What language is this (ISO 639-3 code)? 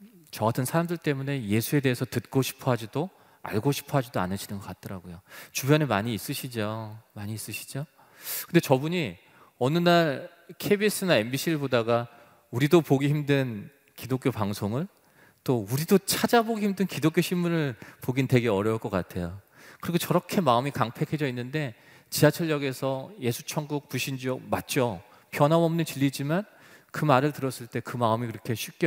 kor